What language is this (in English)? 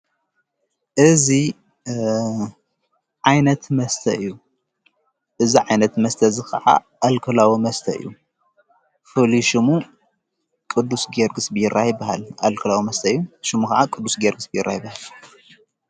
Tigrinya